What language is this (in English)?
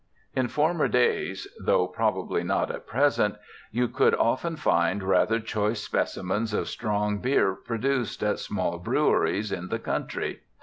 English